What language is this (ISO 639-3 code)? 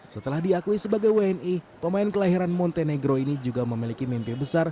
ind